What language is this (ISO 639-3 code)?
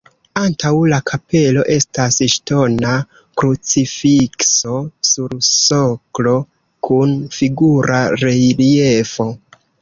epo